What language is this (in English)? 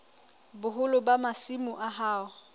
Southern Sotho